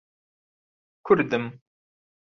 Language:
Central Kurdish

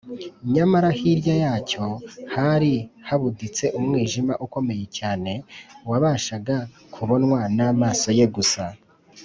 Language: Kinyarwanda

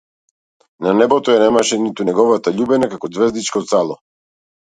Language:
Macedonian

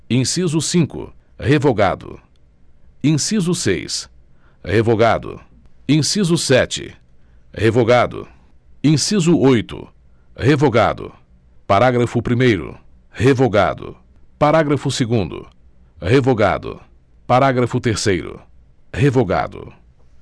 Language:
Portuguese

